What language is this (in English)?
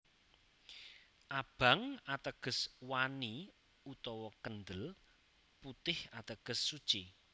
Javanese